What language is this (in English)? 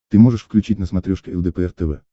Russian